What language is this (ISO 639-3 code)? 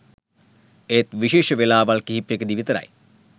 sin